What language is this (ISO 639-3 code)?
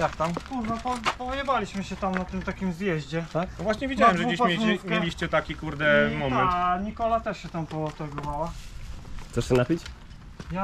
pol